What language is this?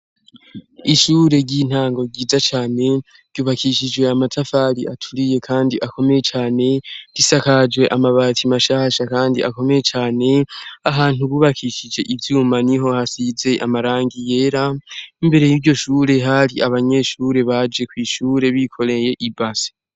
Rundi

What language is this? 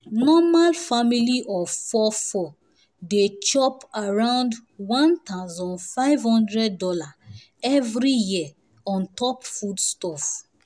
Nigerian Pidgin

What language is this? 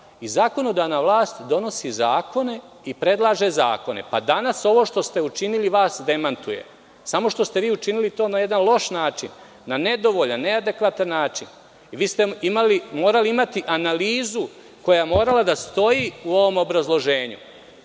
Serbian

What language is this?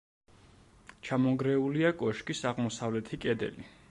Georgian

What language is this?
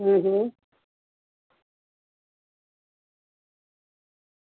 Gujarati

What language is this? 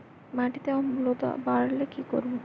Bangla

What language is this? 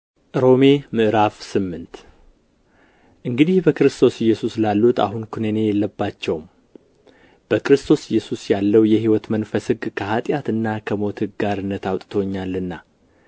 Amharic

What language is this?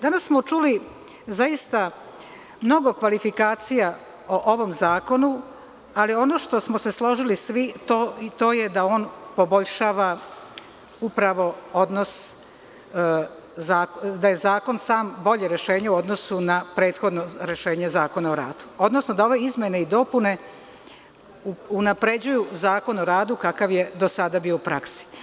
Serbian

